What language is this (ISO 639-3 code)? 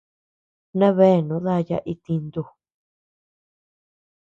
cux